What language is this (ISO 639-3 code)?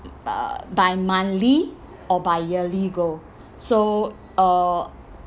eng